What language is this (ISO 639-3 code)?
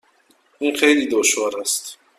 fas